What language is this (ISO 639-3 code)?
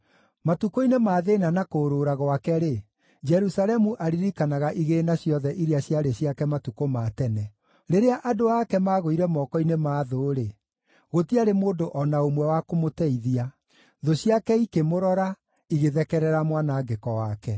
kik